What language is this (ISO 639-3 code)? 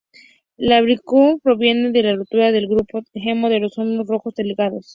spa